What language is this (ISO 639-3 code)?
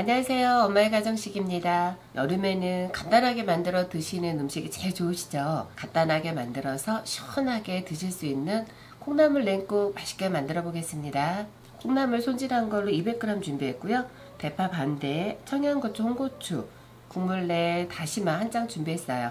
kor